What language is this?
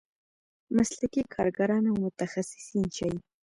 Pashto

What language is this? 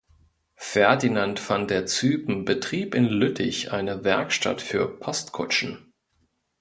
German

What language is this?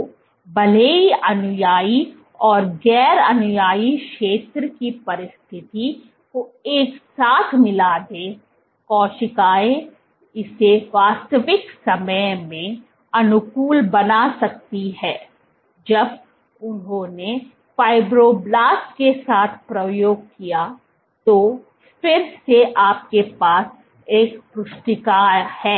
Hindi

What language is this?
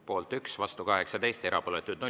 Estonian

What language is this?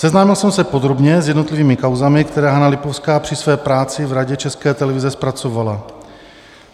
Czech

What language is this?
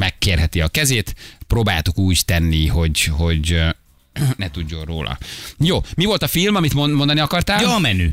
Hungarian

